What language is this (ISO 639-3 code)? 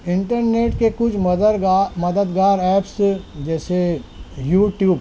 urd